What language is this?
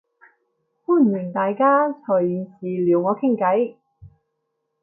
Cantonese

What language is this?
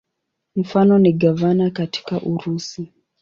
Swahili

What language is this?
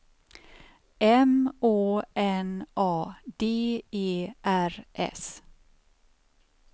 Swedish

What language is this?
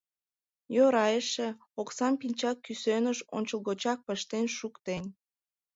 Mari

